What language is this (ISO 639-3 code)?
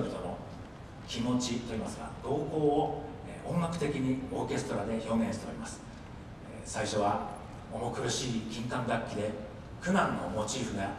jpn